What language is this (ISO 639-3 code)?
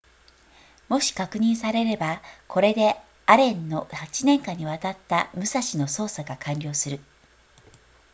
jpn